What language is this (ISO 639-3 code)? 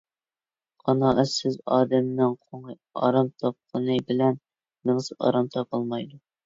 uig